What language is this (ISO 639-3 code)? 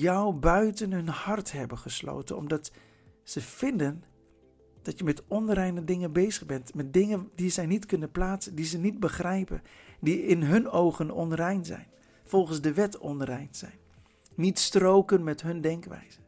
nld